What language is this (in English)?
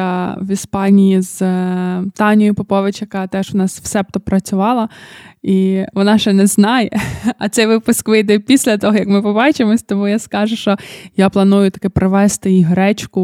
Ukrainian